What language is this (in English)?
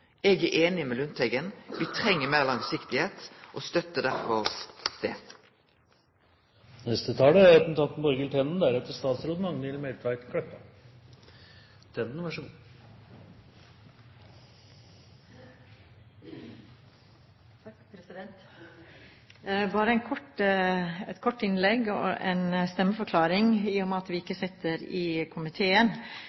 Norwegian